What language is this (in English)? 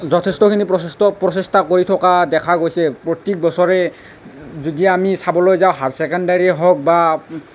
Assamese